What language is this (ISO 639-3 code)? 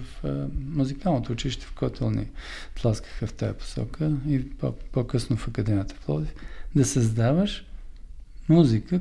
bul